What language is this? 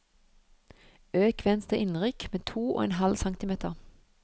Norwegian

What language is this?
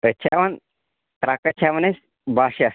Kashmiri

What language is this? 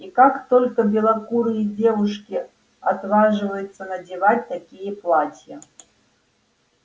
Russian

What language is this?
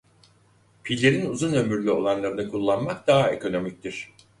Turkish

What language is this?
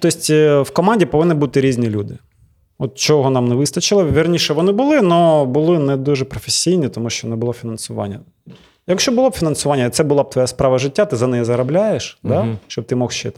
Ukrainian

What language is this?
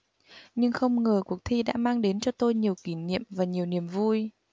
Vietnamese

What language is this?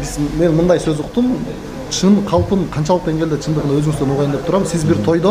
Turkish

